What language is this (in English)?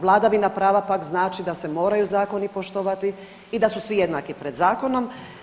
Croatian